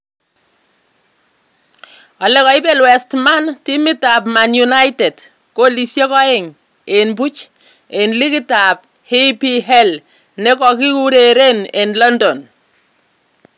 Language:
Kalenjin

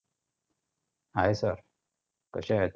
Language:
Marathi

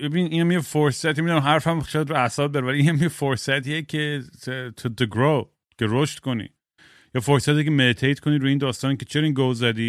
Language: Persian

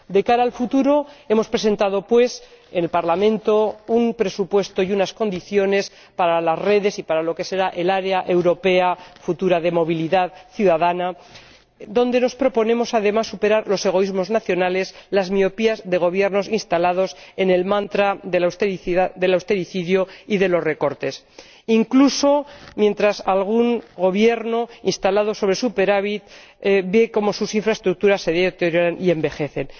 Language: Spanish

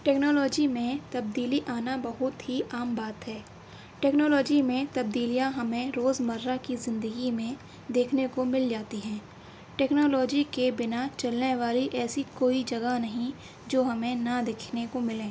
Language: Urdu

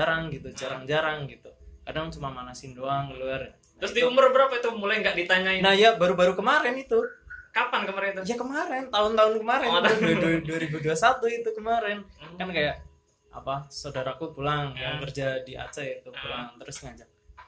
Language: Indonesian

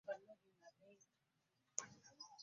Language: Ganda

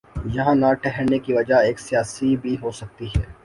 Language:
Urdu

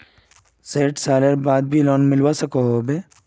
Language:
Magahi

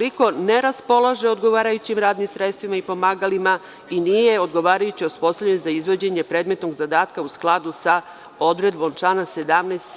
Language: Serbian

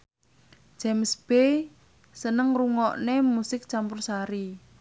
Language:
Javanese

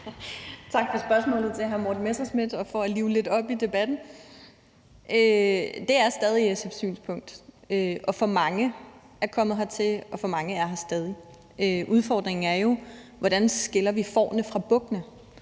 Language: Danish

